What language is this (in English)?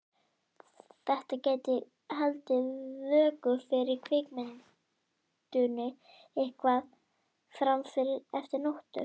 Icelandic